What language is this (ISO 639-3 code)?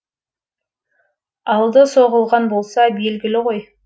kaz